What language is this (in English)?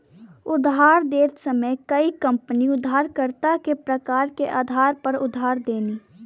Bhojpuri